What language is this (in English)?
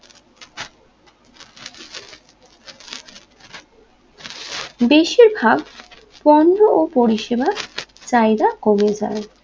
Bangla